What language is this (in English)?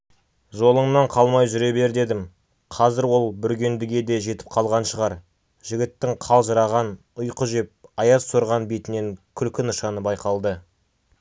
Kazakh